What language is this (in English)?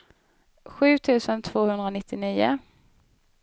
Swedish